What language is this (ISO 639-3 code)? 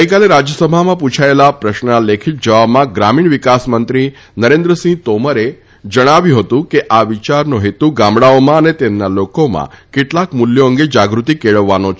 guj